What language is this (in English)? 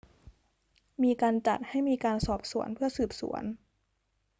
Thai